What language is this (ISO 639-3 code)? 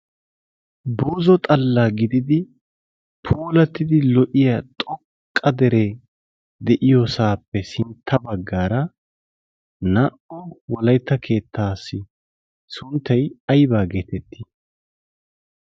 wal